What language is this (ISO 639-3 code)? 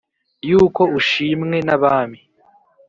kin